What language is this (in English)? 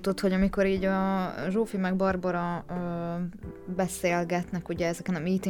Hungarian